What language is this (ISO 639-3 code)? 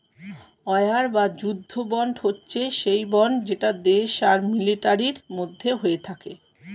ben